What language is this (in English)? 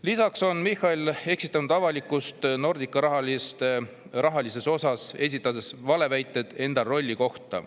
Estonian